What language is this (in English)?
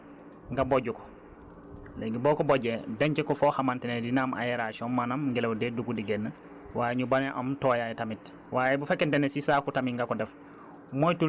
Wolof